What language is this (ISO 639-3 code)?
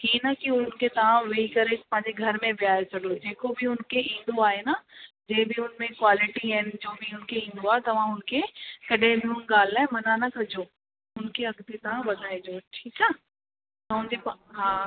snd